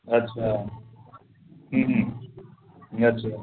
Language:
Sindhi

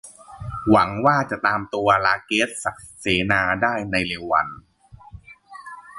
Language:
Thai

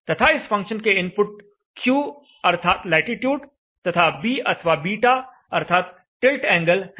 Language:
Hindi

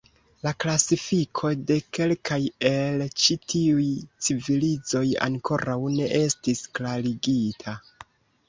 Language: Esperanto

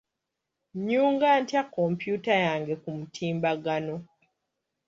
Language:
Ganda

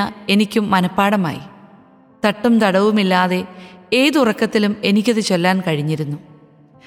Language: Malayalam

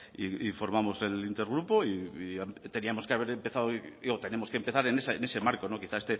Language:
Spanish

